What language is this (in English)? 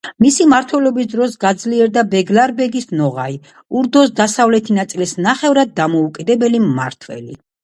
Georgian